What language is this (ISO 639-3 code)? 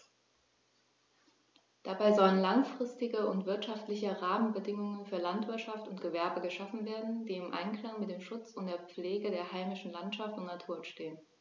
deu